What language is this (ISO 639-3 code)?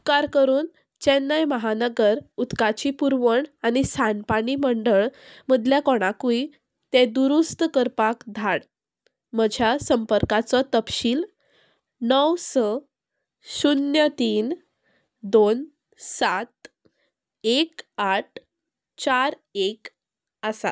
kok